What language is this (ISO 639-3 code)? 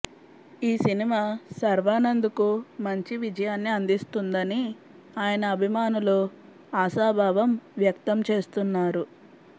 tel